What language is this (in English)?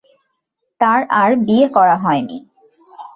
Bangla